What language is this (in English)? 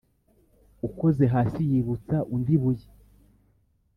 Kinyarwanda